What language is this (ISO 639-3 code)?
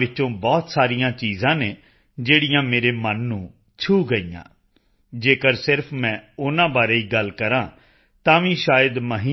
pan